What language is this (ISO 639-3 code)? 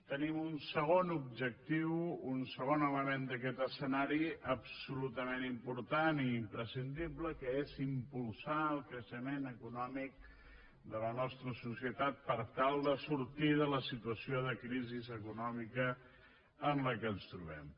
cat